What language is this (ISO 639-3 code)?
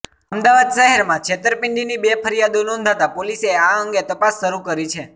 guj